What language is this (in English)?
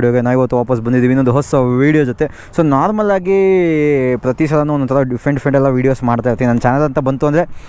Kannada